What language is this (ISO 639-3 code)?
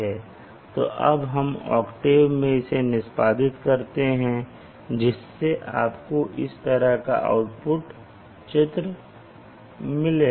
hin